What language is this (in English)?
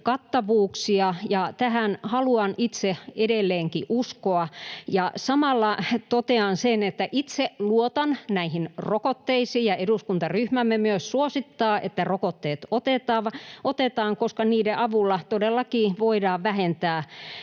Finnish